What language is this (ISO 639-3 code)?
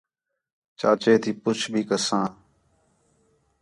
xhe